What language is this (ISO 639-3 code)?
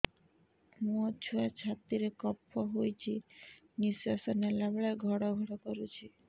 ori